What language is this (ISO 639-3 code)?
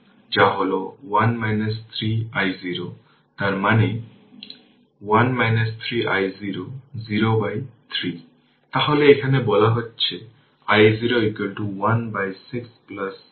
ben